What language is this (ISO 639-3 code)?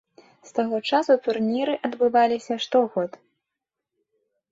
bel